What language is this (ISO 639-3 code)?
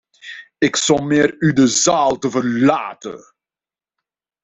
nld